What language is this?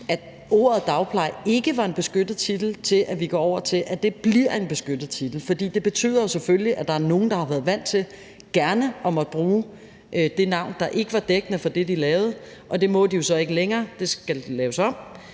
Danish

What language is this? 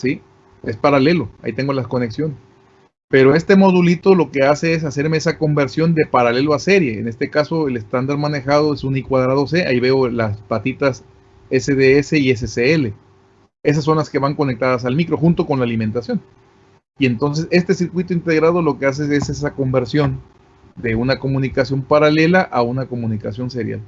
Spanish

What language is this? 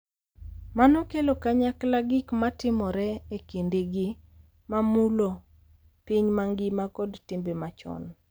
Luo (Kenya and Tanzania)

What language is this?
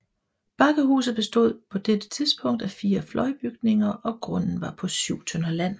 Danish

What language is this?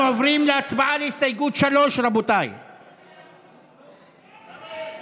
Hebrew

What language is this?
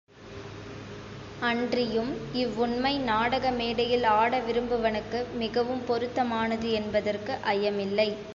Tamil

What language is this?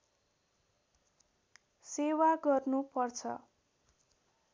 Nepali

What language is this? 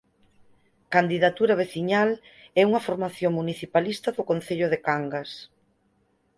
Galician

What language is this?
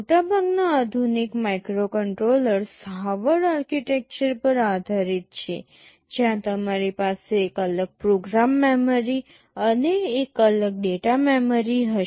Gujarati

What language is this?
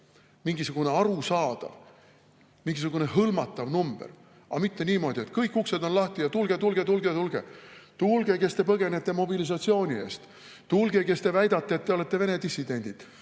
Estonian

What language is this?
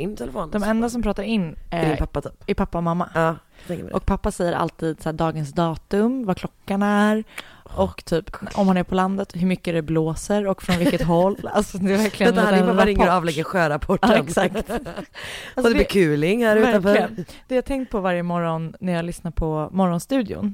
Swedish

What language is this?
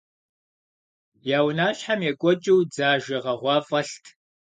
Kabardian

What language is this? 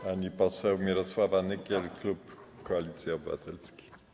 Polish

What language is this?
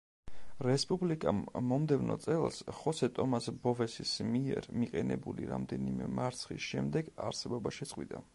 Georgian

